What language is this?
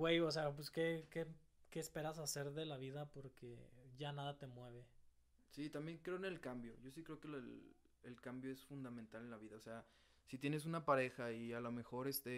Spanish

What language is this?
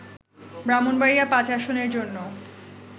Bangla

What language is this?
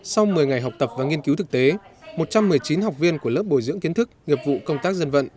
Vietnamese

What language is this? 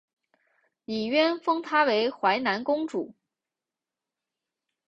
Chinese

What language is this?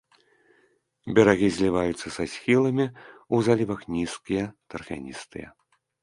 Belarusian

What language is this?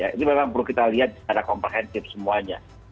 Indonesian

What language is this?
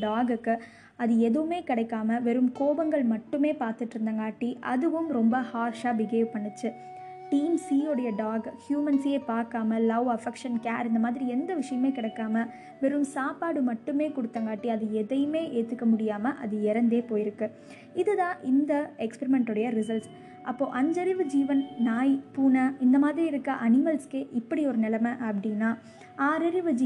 Tamil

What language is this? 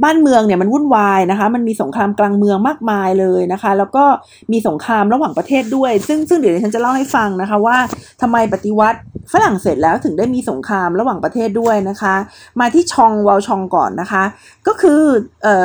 Thai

